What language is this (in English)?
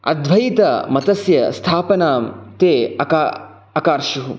Sanskrit